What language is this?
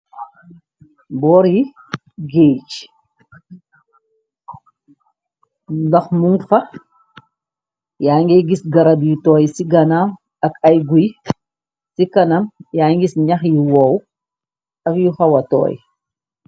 Wolof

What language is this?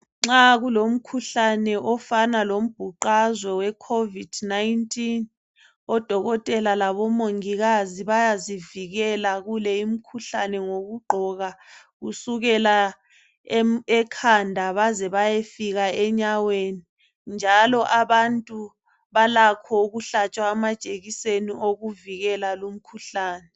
North Ndebele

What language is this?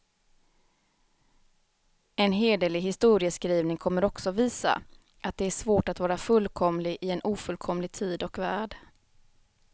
Swedish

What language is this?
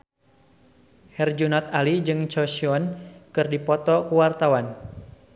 Sundanese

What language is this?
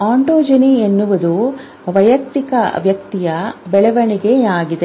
Kannada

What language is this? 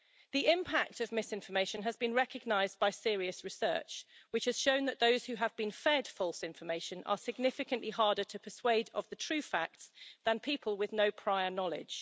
English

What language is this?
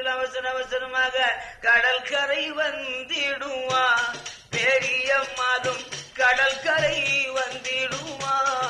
Tamil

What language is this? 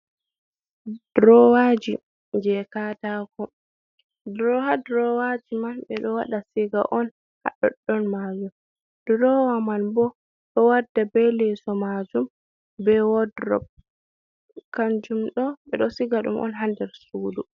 Fula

